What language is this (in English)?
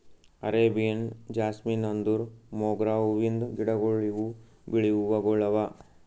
Kannada